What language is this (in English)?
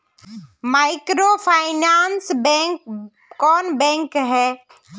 Magahi